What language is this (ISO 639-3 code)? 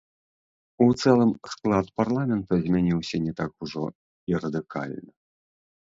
bel